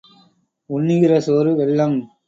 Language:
Tamil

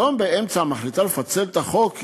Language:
Hebrew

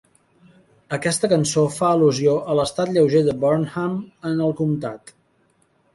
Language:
Catalan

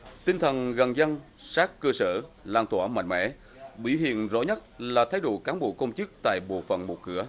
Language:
Vietnamese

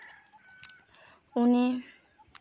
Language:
Santali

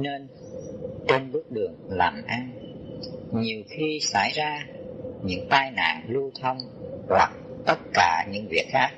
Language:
Vietnamese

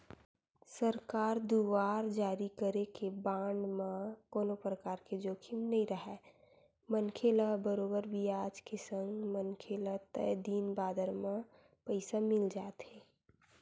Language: Chhattisgarhi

